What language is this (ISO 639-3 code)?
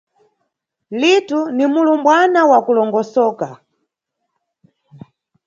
nyu